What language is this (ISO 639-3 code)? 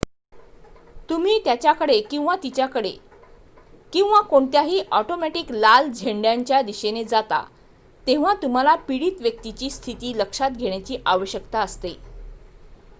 mar